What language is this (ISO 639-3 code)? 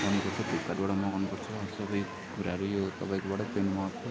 nep